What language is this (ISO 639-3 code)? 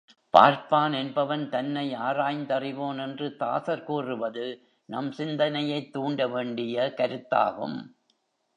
tam